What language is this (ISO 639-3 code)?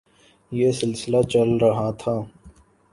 urd